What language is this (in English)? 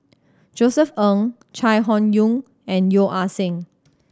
English